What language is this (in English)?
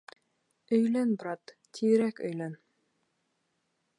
Bashkir